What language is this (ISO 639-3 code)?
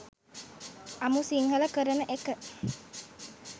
sin